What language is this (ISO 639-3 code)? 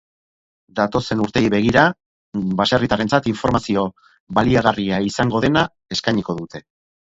eus